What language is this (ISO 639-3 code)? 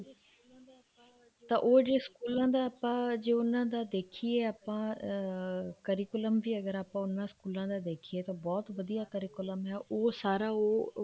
pan